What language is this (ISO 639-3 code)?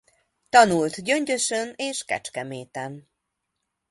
hun